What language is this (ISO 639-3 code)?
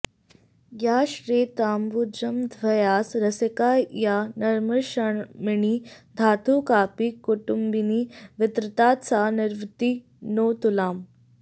san